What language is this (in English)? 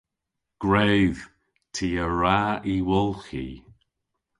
Cornish